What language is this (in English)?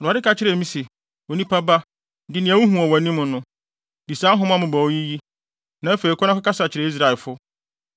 Akan